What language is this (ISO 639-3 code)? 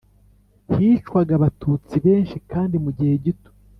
kin